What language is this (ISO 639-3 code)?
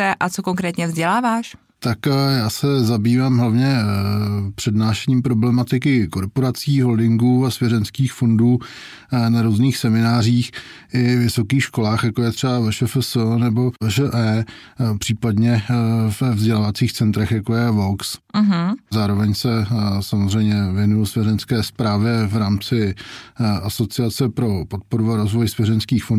ces